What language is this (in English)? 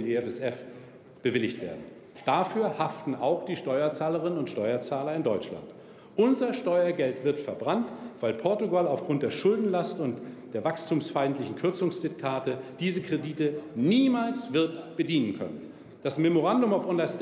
German